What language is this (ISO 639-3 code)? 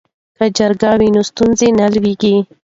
pus